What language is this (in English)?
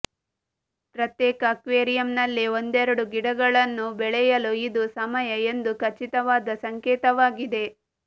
Kannada